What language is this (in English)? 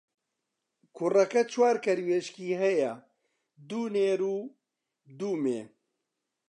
Central Kurdish